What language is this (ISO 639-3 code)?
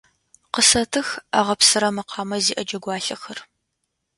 ady